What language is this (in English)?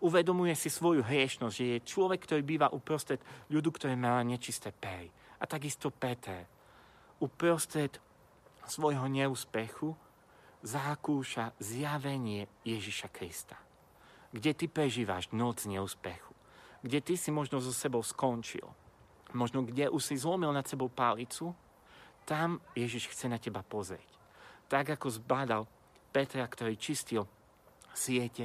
Slovak